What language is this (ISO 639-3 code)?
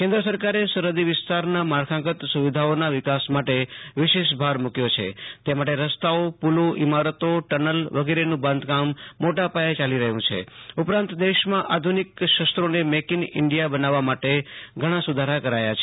guj